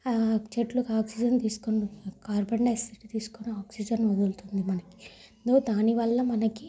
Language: Telugu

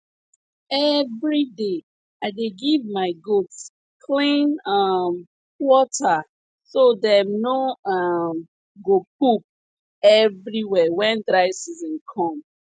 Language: Nigerian Pidgin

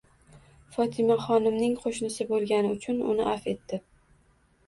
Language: Uzbek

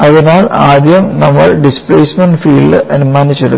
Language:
Malayalam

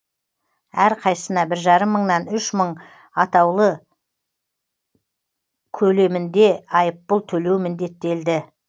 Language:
Kazakh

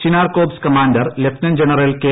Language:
Malayalam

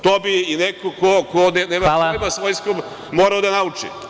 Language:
Serbian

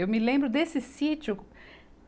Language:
Portuguese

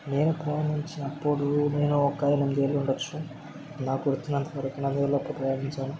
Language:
Telugu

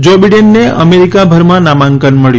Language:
Gujarati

